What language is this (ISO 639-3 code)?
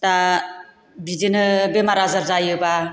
brx